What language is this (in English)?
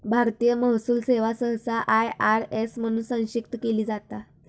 Marathi